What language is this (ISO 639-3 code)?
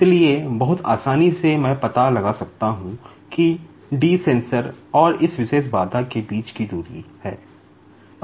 hin